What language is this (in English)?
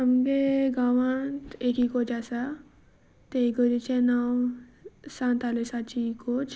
Konkani